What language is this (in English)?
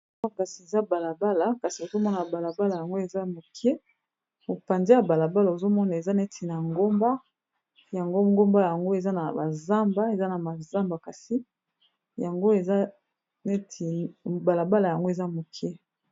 Lingala